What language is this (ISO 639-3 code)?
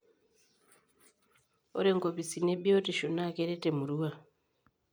mas